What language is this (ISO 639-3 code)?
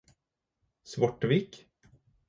nob